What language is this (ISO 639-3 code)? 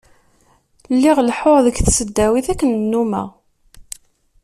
kab